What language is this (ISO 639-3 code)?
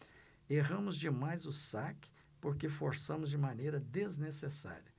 por